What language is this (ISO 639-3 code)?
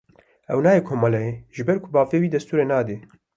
kur